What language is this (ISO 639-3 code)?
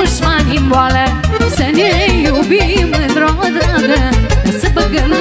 ron